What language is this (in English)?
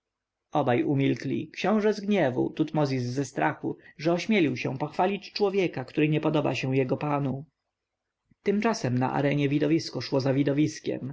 Polish